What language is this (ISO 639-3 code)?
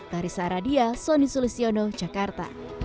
ind